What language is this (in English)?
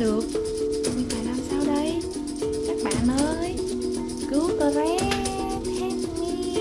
Vietnamese